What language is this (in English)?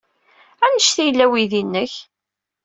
Kabyle